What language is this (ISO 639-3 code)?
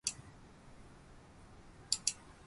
jpn